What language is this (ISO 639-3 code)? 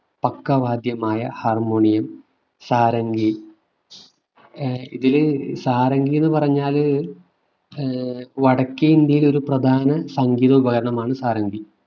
mal